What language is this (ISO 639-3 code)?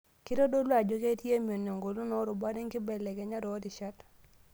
mas